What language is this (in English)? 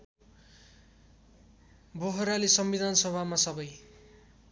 Nepali